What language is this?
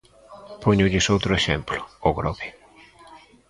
Galician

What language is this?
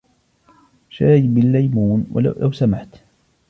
Arabic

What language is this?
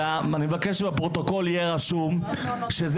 Hebrew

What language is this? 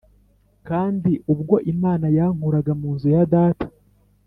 Kinyarwanda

